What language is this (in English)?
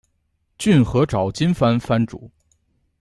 Chinese